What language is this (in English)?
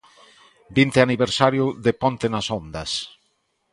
Galician